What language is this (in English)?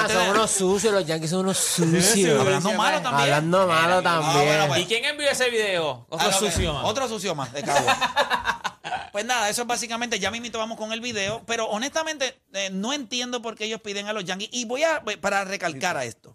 Spanish